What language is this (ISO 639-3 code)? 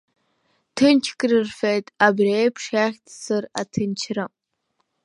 abk